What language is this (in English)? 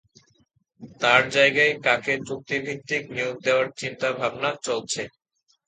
Bangla